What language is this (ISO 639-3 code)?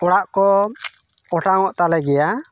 sat